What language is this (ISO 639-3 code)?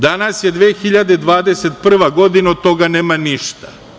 srp